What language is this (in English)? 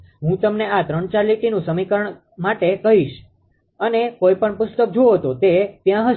Gujarati